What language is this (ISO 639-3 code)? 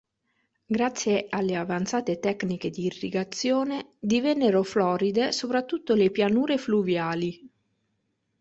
ita